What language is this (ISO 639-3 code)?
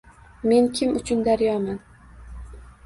uzb